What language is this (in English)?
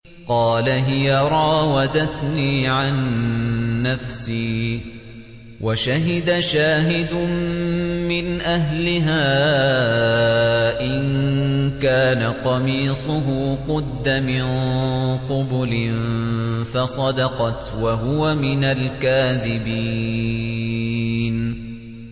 Arabic